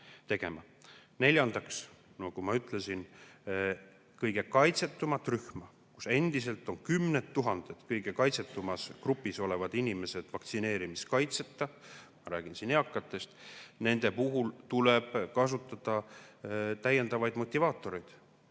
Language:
Estonian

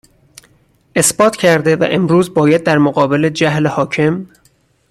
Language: Persian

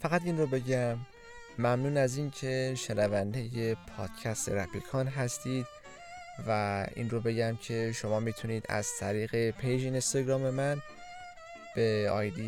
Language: Persian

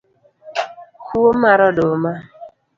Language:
Luo (Kenya and Tanzania)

